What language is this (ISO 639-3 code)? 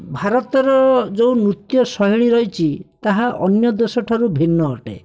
ori